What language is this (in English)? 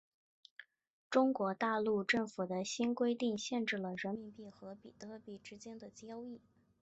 Chinese